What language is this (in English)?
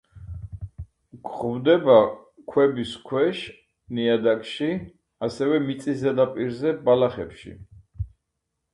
Georgian